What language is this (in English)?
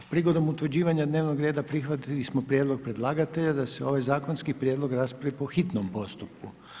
Croatian